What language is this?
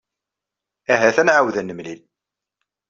Kabyle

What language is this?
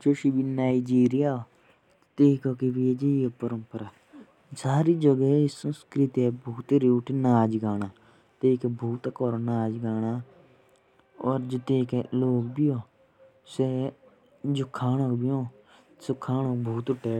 Jaunsari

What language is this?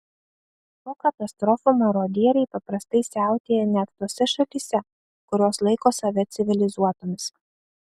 Lithuanian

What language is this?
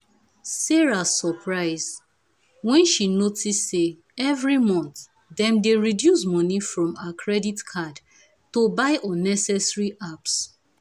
Nigerian Pidgin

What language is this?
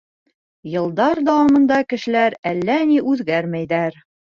Bashkir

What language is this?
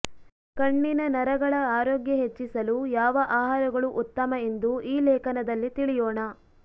Kannada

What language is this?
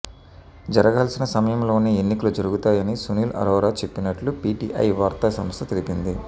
Telugu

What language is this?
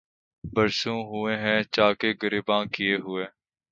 Urdu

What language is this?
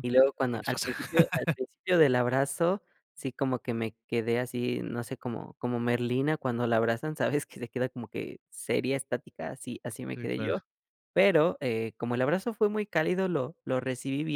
Spanish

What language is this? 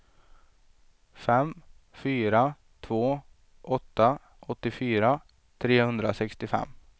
Swedish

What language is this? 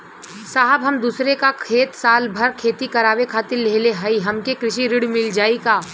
Bhojpuri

